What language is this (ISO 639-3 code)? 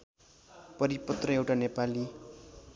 nep